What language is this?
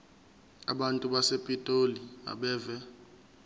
Zulu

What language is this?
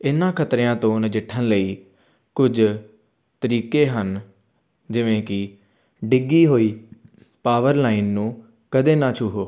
Punjabi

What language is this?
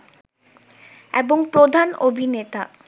Bangla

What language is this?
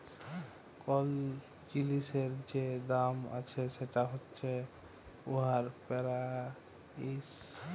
Bangla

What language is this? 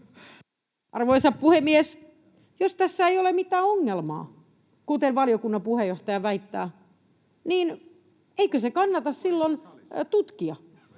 Finnish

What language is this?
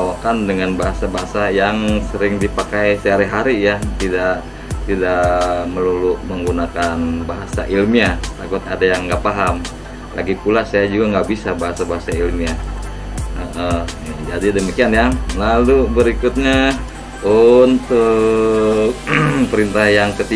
Indonesian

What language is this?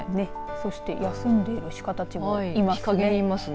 Japanese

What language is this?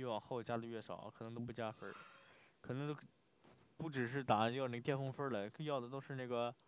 Chinese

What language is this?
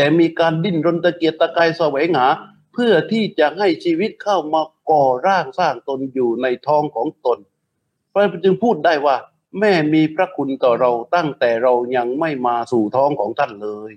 Thai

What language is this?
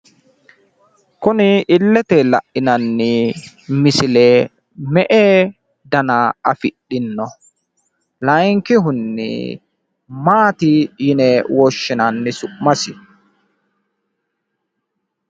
Sidamo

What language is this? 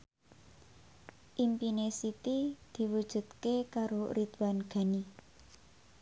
Javanese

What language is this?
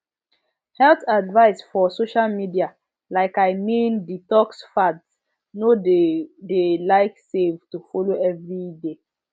Nigerian Pidgin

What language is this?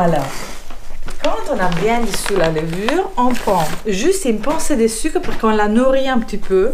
French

